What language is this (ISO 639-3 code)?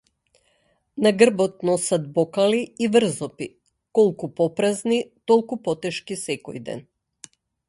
mkd